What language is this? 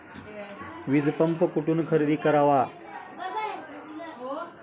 Marathi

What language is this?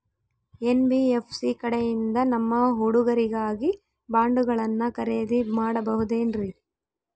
Kannada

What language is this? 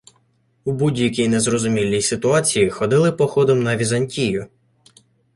Ukrainian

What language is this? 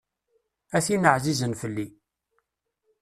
Kabyle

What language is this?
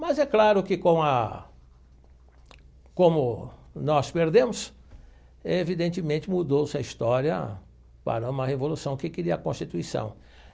Portuguese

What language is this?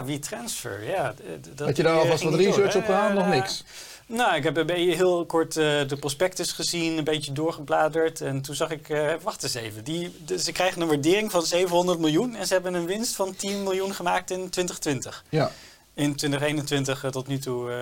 Dutch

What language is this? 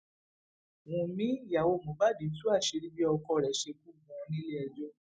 Yoruba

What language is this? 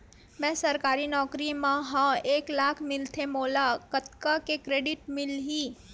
Chhattisgarhi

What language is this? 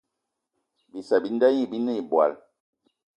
Eton (Cameroon)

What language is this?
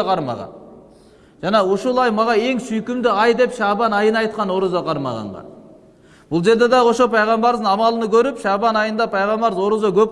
Turkish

